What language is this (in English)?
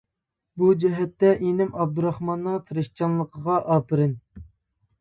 Uyghur